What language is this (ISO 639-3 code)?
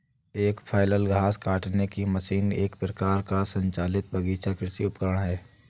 hin